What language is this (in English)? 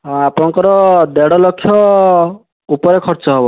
Odia